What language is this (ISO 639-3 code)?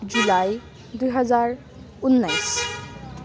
nep